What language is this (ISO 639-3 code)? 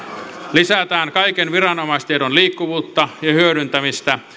fin